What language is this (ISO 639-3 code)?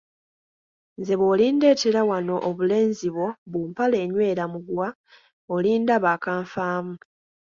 lug